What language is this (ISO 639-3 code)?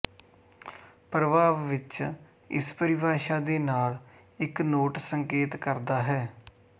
pan